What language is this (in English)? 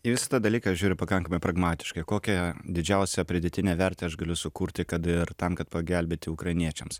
Lithuanian